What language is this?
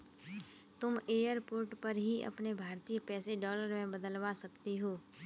Hindi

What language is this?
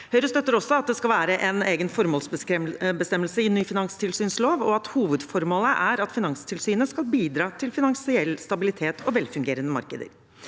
Norwegian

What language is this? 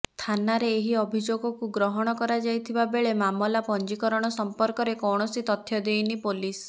Odia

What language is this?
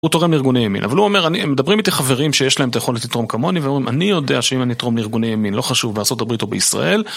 Hebrew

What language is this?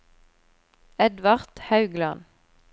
Norwegian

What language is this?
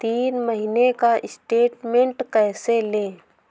Hindi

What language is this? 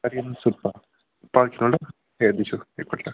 Nepali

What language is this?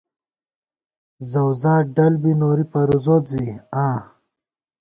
Gawar-Bati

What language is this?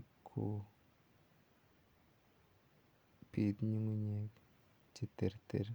Kalenjin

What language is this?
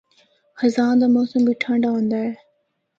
Northern Hindko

